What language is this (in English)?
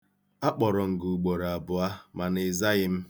Igbo